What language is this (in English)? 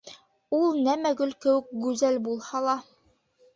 Bashkir